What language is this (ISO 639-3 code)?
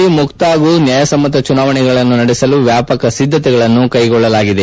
kan